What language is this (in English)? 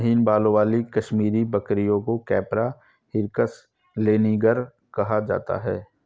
Hindi